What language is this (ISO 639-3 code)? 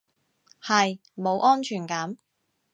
yue